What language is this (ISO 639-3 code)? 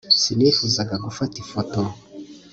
kin